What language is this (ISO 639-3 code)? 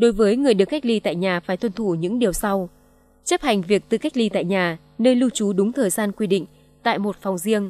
vie